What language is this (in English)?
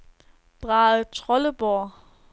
Danish